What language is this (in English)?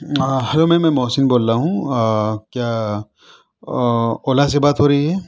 Urdu